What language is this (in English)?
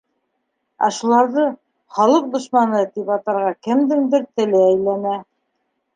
Bashkir